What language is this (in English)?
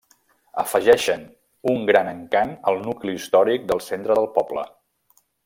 Catalan